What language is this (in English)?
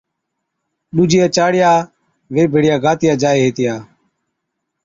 Od